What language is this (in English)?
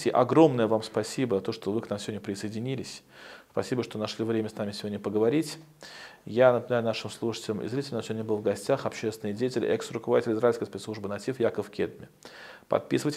Russian